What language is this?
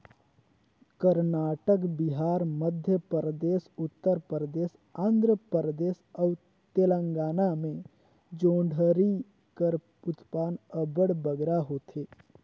Chhattisgarhi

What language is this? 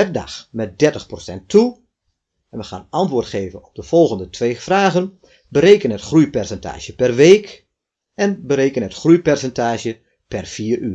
Dutch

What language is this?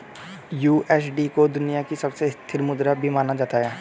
Hindi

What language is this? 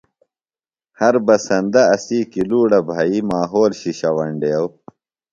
Phalura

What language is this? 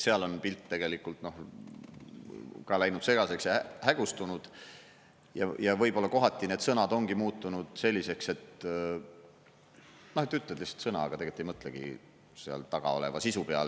Estonian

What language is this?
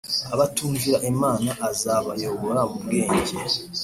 Kinyarwanda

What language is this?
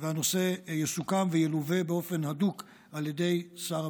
Hebrew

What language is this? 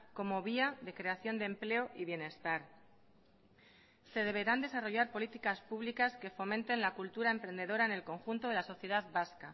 Spanish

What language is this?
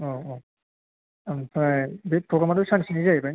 Bodo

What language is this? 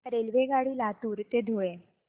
Marathi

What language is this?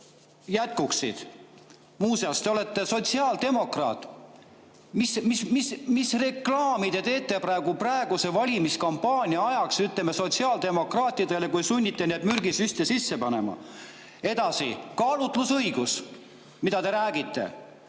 Estonian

